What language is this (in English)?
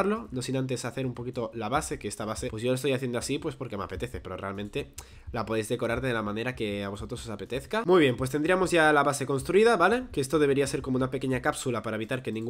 Spanish